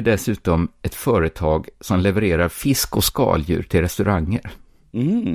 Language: Swedish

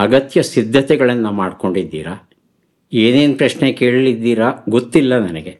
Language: Kannada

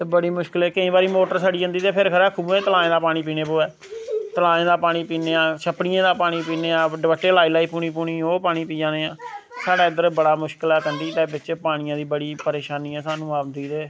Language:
Dogri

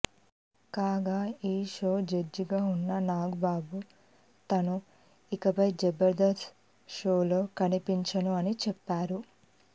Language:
Telugu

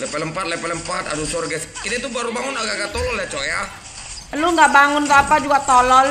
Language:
Indonesian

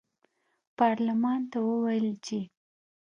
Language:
Pashto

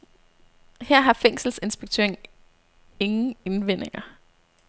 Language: Danish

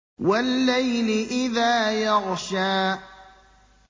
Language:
Arabic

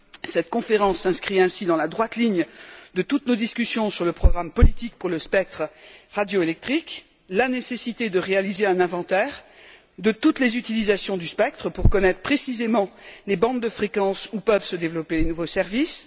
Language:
French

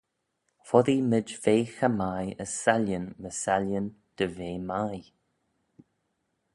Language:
Manx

